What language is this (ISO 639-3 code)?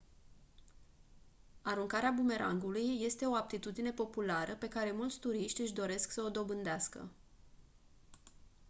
ron